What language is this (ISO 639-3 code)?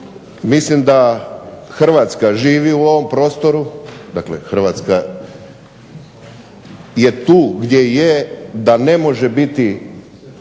hrv